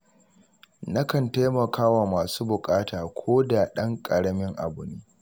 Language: Hausa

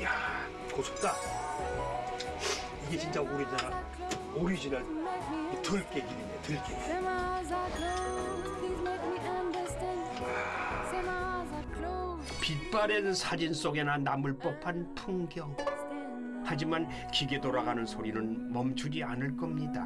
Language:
Korean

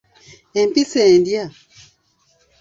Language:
Ganda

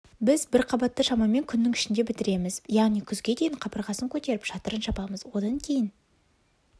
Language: Kazakh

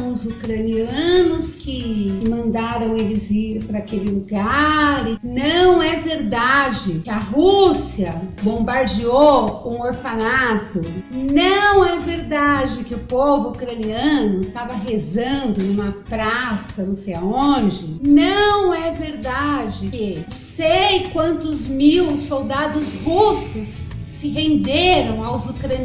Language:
Portuguese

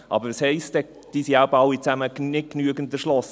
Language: Swiss German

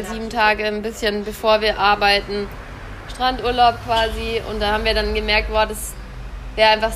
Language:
German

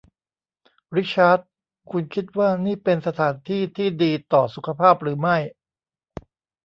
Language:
Thai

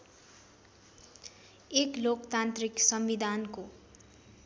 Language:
Nepali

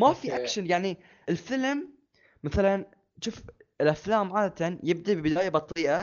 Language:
Arabic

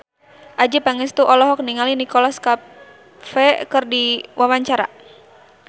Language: Sundanese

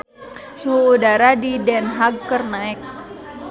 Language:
Sundanese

